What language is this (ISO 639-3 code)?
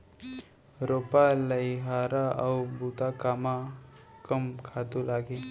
hne